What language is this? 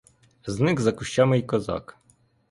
Ukrainian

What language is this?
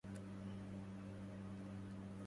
Arabic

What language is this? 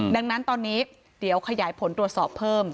Thai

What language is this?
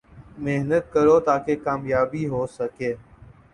Urdu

